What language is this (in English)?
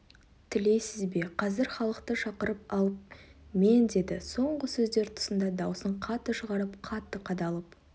Kazakh